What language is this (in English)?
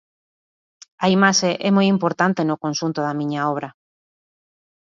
Galician